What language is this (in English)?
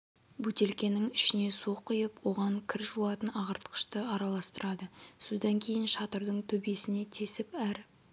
Kazakh